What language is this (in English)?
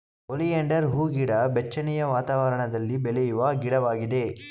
Kannada